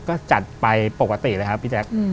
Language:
Thai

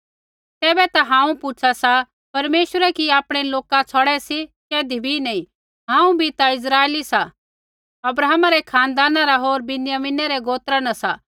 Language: Kullu Pahari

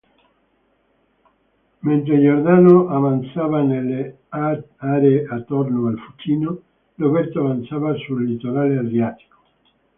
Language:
Italian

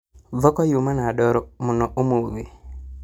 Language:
Kikuyu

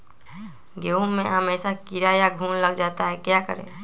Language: Magahi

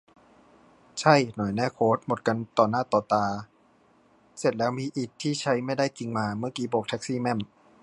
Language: Thai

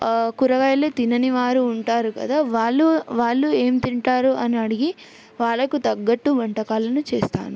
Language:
Telugu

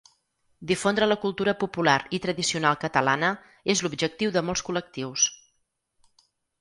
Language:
Catalan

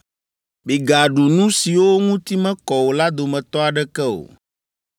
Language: Ewe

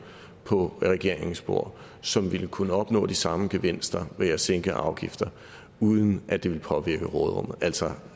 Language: Danish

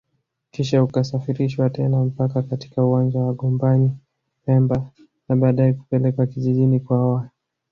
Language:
Swahili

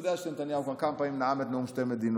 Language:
Hebrew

